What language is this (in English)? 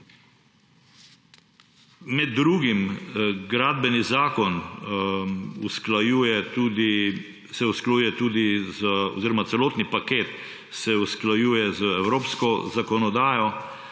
Slovenian